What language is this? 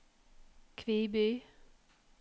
Norwegian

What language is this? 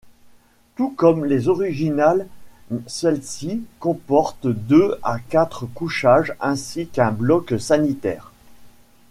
French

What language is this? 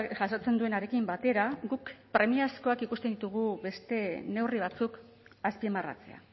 Basque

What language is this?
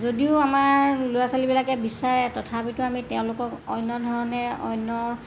Assamese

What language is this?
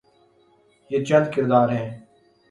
Urdu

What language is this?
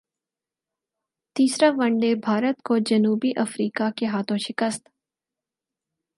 Urdu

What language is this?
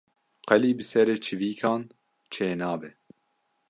Kurdish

